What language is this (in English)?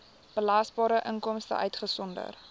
Afrikaans